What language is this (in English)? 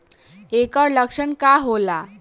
Bhojpuri